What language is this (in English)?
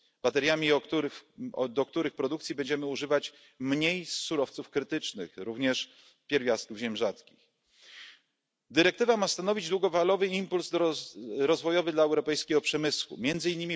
Polish